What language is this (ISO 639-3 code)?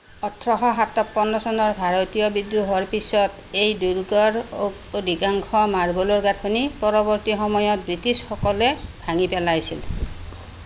asm